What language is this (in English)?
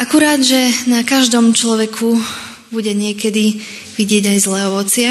Slovak